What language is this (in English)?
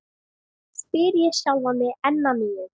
Icelandic